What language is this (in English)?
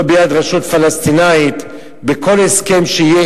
Hebrew